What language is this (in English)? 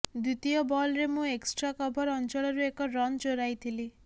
Odia